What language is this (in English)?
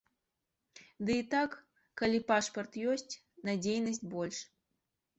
Belarusian